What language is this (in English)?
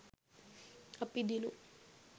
Sinhala